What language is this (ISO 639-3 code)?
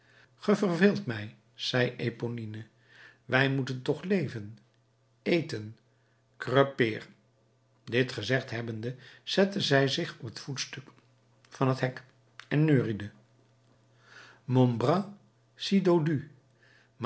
nld